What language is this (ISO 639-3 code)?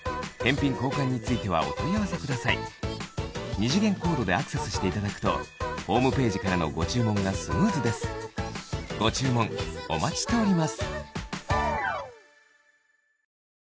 jpn